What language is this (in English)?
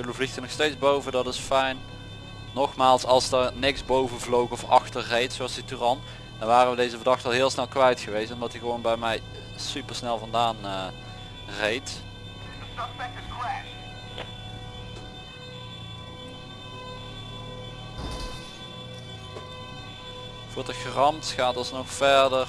Dutch